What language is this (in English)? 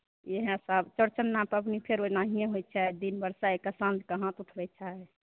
Maithili